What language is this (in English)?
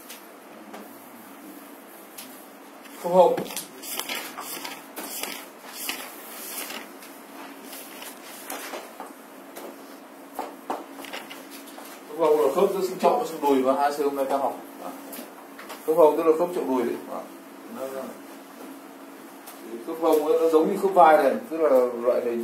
Vietnamese